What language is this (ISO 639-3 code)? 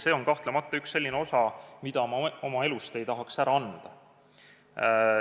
est